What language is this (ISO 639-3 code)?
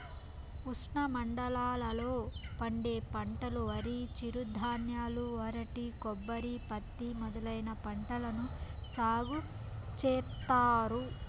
tel